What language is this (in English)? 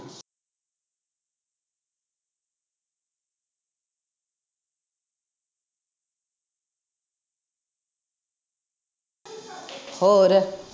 Punjabi